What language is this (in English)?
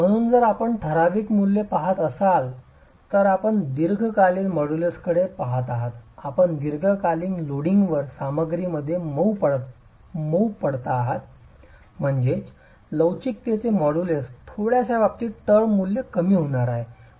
Marathi